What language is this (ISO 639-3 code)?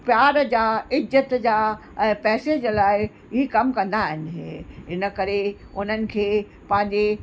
snd